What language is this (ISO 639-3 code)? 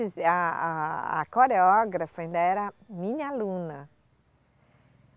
por